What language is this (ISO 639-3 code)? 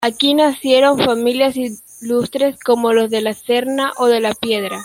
spa